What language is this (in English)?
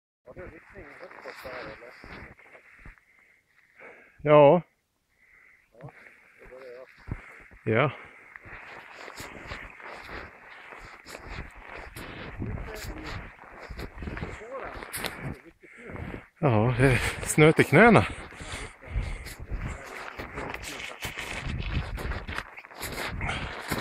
Swedish